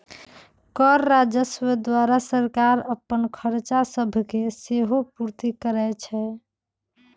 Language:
Magahi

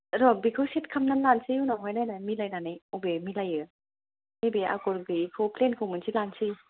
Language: Bodo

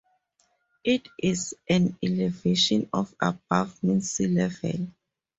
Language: English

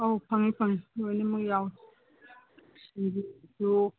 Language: Manipuri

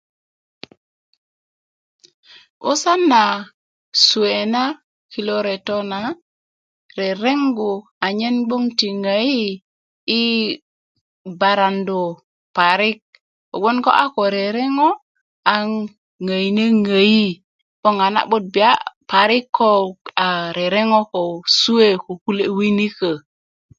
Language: Kuku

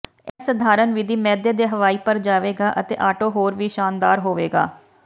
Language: Punjabi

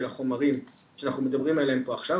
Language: Hebrew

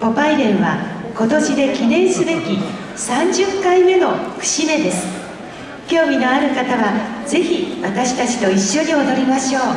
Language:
Japanese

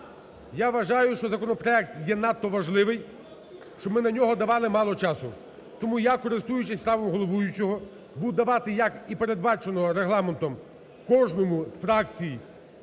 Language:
Ukrainian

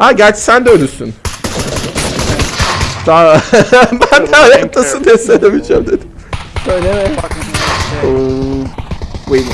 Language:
Turkish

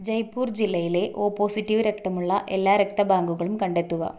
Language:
Malayalam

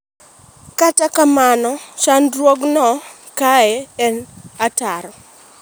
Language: Luo (Kenya and Tanzania)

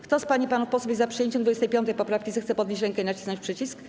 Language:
Polish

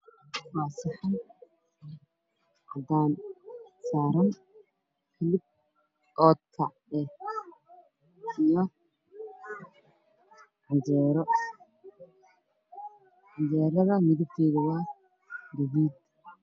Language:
Somali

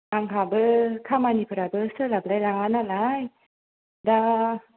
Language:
Bodo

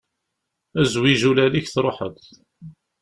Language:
Kabyle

